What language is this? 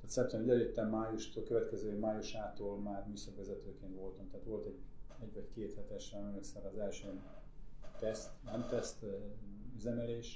Hungarian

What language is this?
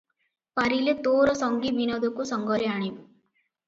Odia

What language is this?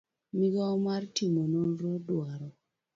Luo (Kenya and Tanzania)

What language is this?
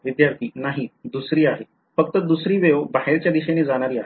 Marathi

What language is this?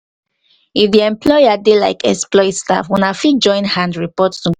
Nigerian Pidgin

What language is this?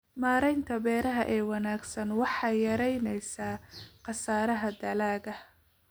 Somali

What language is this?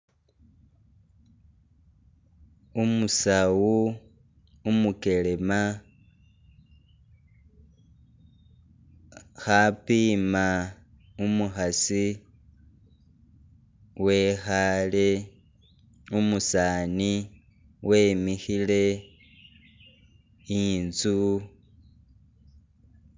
Masaaba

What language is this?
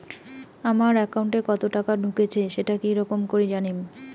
Bangla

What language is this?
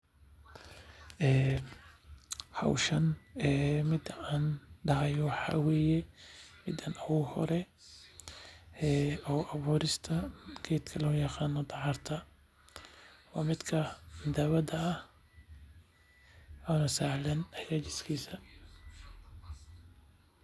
Somali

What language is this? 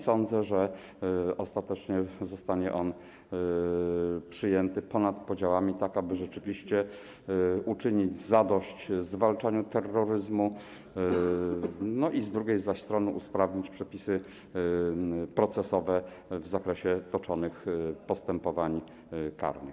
Polish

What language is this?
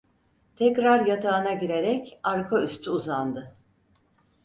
Turkish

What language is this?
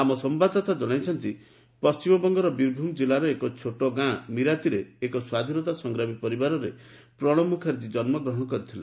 Odia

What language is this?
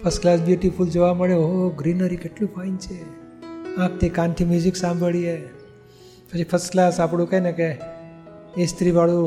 Gujarati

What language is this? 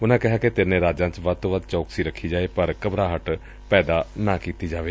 Punjabi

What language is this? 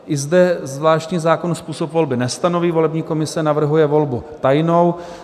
Czech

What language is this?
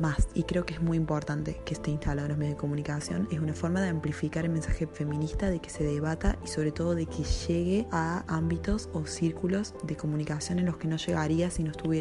Spanish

